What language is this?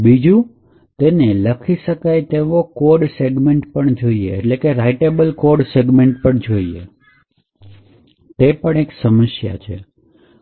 Gujarati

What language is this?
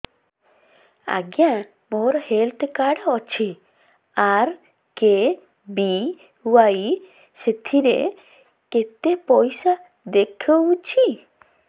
Odia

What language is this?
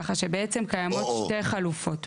Hebrew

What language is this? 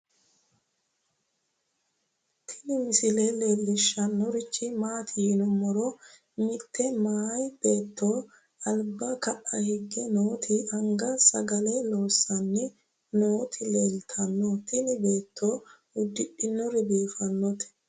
Sidamo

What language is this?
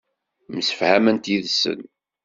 Kabyle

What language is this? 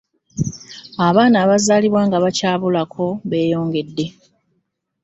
Ganda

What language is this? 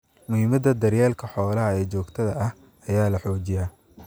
Somali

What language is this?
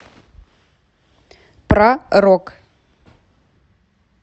Russian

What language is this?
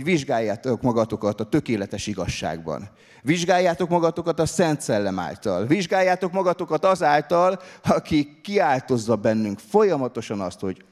Hungarian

